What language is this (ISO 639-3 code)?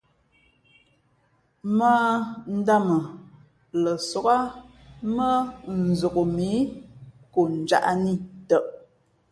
fmp